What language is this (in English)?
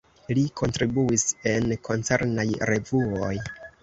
Esperanto